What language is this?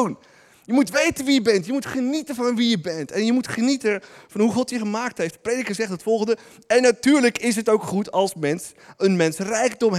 Dutch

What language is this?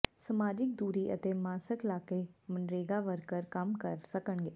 Punjabi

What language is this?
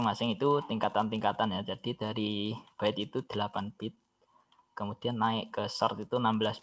Indonesian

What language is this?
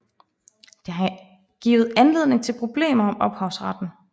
Danish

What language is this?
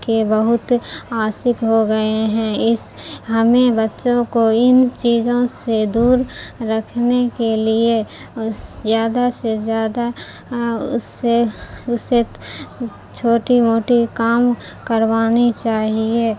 Urdu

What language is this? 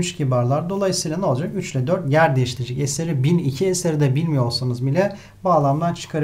Turkish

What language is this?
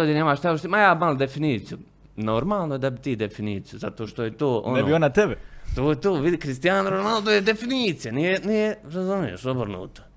Croatian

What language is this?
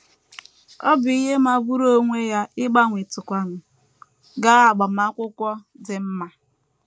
Igbo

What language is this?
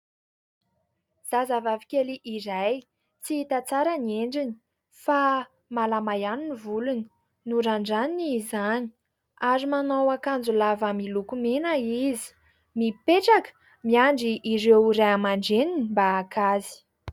Malagasy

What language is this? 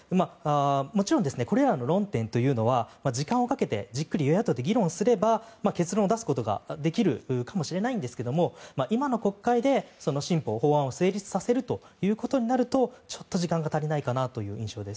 Japanese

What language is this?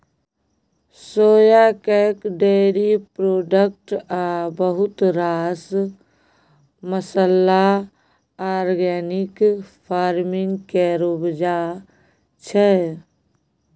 Maithili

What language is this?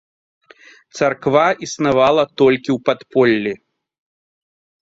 Belarusian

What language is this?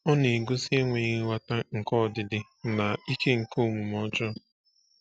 Igbo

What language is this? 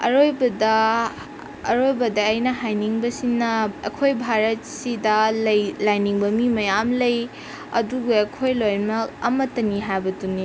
Manipuri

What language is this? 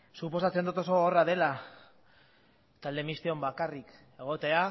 Basque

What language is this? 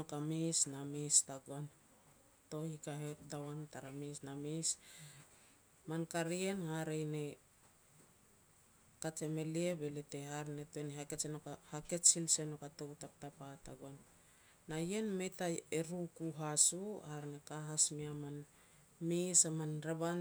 Petats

